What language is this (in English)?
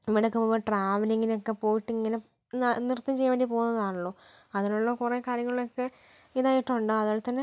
Malayalam